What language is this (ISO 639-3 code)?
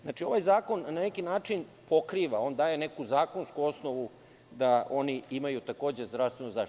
srp